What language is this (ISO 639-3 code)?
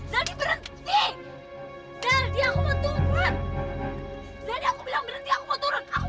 ind